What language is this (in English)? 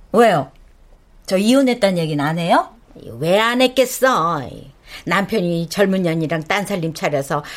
Korean